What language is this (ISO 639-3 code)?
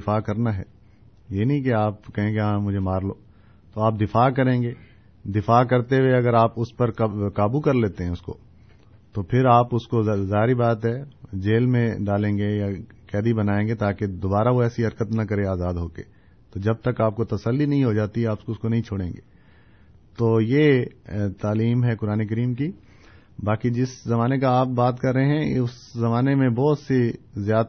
urd